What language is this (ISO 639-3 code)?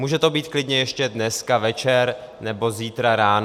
ces